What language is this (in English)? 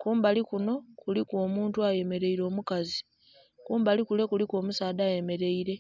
Soga